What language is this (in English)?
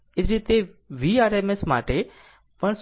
Gujarati